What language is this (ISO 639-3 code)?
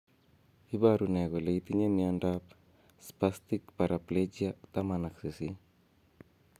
kln